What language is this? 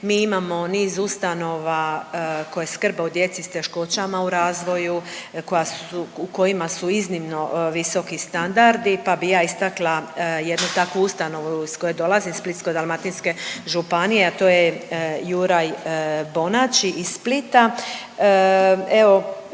Croatian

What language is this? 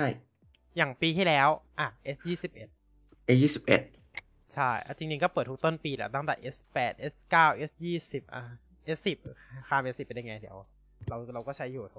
Thai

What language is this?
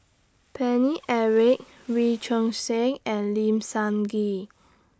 English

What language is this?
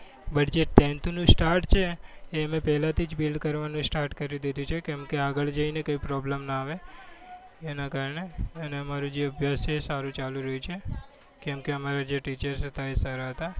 Gujarati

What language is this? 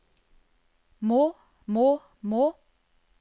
Norwegian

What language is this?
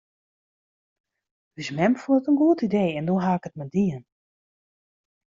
Western Frisian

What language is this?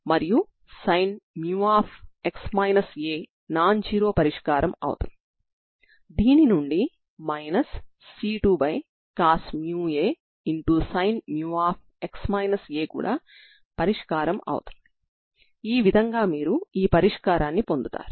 Telugu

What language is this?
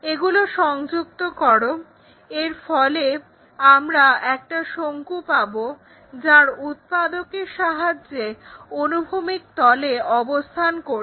Bangla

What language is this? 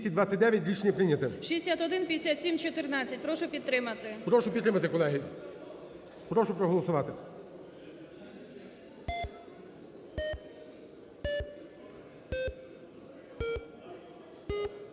Ukrainian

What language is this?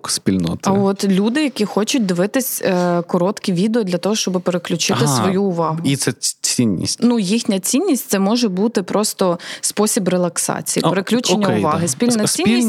Ukrainian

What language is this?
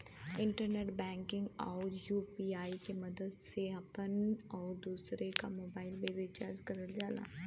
Bhojpuri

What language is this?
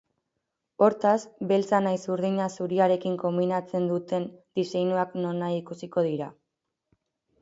Basque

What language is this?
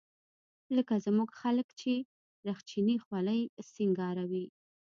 Pashto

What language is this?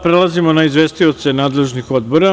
Serbian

